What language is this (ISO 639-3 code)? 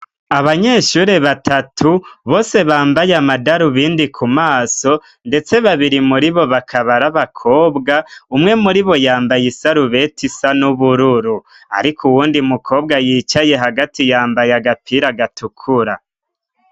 run